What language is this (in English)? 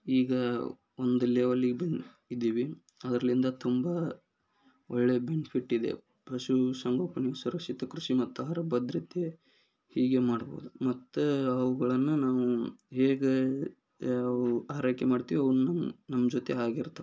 Kannada